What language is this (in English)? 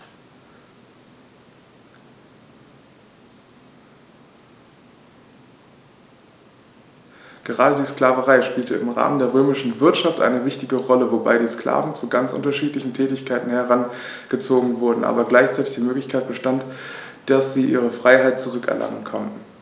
German